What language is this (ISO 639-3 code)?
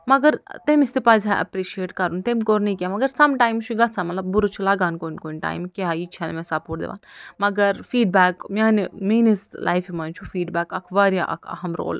kas